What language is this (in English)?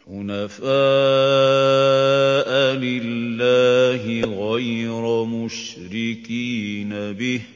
Arabic